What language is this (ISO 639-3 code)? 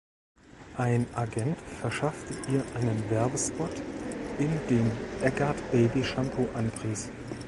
deu